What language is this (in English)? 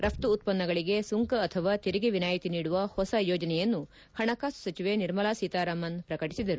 Kannada